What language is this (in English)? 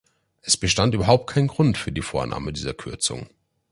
German